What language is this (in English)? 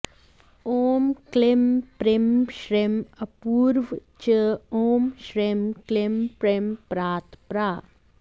Sanskrit